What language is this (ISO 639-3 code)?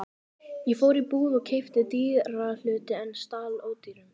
isl